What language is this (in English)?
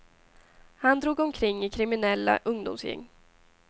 Swedish